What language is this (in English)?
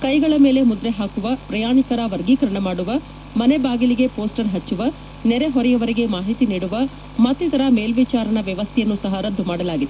Kannada